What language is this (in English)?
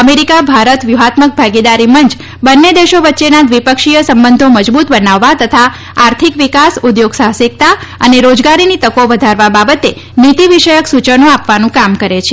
Gujarati